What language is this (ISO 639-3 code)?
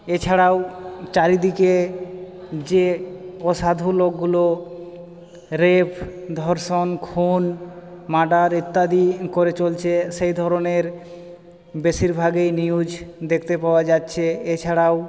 ben